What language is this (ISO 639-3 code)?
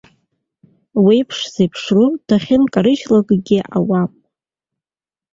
abk